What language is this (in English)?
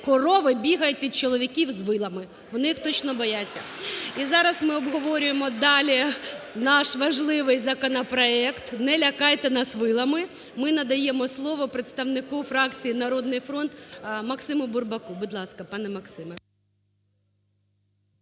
Ukrainian